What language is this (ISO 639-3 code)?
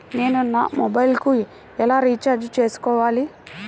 tel